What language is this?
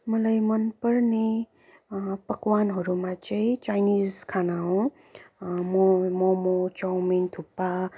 Nepali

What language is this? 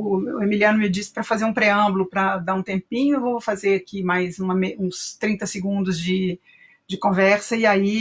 Portuguese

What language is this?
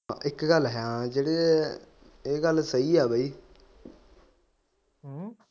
Punjabi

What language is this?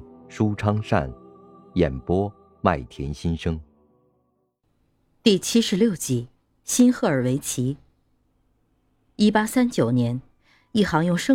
Chinese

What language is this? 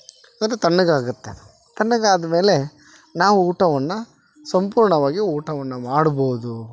Kannada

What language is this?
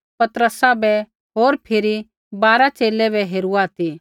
Kullu Pahari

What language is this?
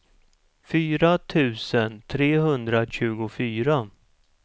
Swedish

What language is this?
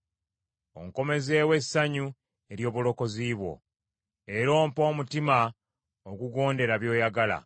Ganda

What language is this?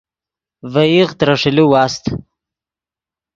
Yidgha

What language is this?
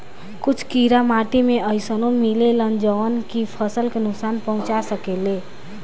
Bhojpuri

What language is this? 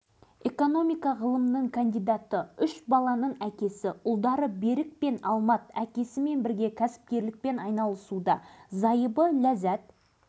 Kazakh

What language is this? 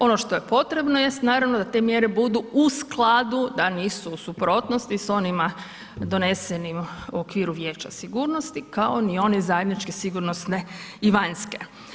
Croatian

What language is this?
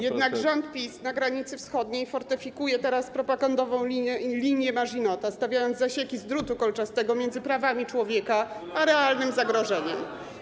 Polish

